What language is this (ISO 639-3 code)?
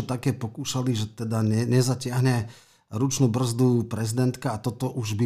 slk